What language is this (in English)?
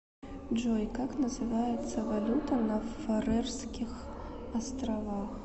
Russian